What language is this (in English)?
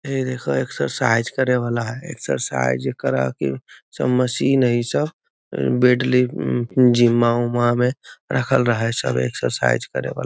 Magahi